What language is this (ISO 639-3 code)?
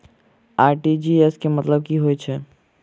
mai